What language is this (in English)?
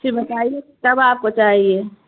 Urdu